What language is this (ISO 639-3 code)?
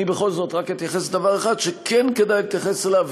heb